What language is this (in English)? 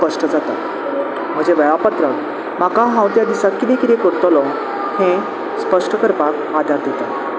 Konkani